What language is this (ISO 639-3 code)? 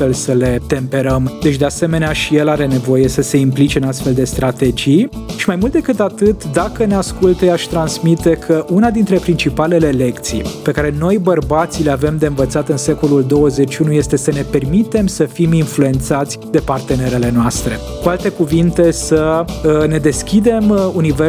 ron